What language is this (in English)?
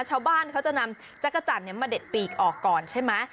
Thai